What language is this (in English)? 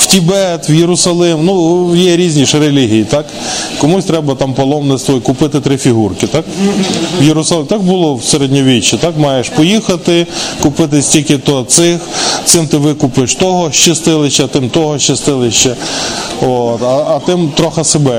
Ukrainian